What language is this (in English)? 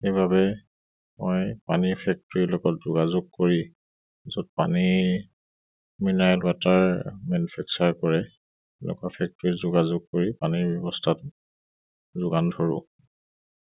Assamese